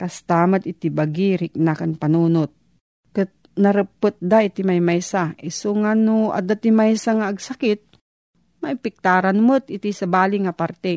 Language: Filipino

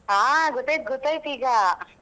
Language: Kannada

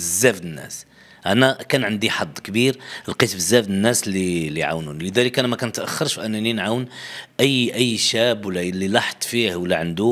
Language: Arabic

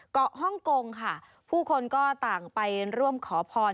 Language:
Thai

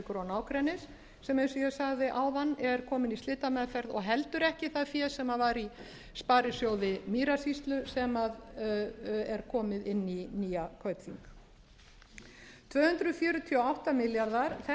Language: Icelandic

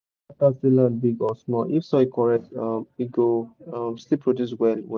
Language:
Nigerian Pidgin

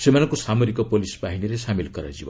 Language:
Odia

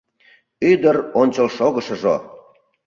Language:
Mari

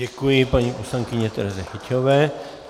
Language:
Czech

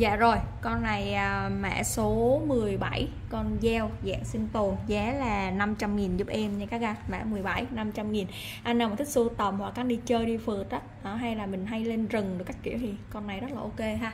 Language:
Vietnamese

